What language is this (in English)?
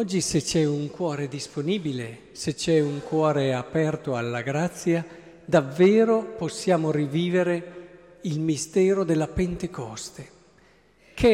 Italian